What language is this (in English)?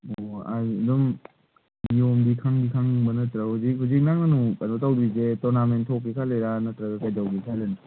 Manipuri